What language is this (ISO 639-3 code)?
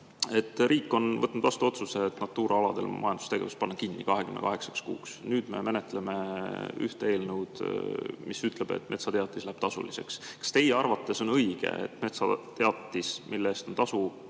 est